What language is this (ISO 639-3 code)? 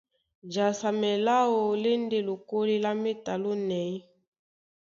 dua